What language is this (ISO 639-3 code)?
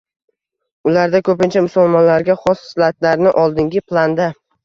uzb